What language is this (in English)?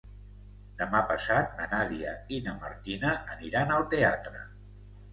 Catalan